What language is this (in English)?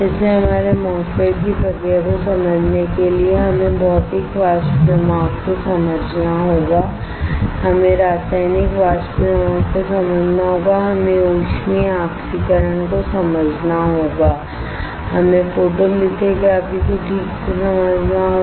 Hindi